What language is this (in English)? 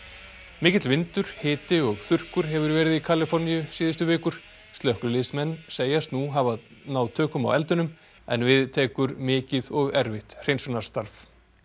Icelandic